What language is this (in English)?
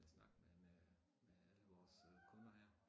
Danish